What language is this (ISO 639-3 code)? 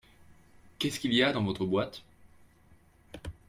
fra